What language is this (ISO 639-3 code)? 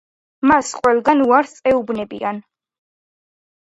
kat